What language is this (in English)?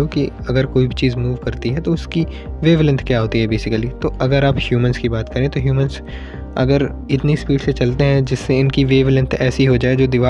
Hindi